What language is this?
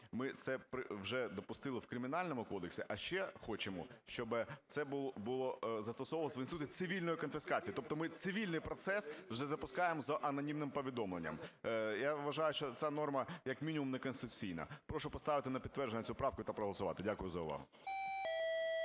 Ukrainian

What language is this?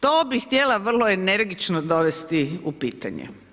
Croatian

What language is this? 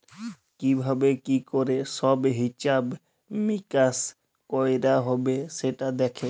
Bangla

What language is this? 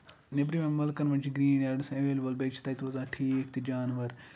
Kashmiri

